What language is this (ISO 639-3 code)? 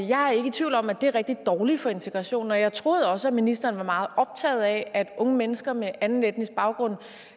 dan